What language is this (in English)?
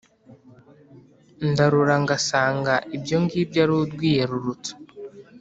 Kinyarwanda